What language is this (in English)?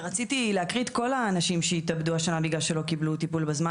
Hebrew